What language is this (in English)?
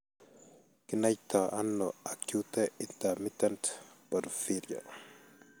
Kalenjin